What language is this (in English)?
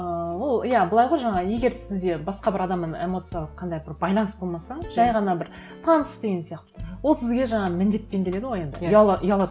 Kazakh